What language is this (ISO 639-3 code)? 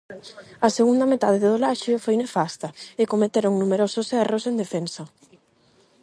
glg